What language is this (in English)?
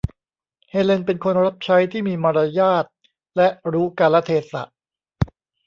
Thai